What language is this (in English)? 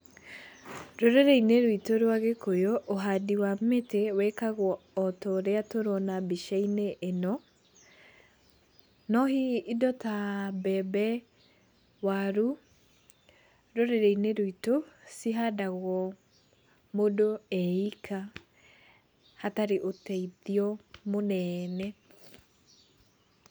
Kikuyu